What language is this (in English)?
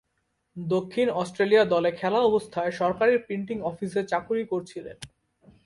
Bangla